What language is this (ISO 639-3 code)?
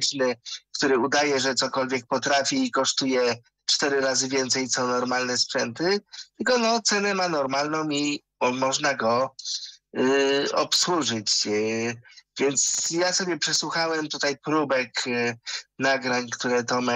pol